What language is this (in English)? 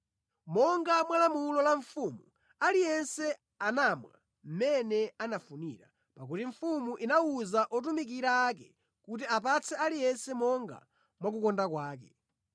Nyanja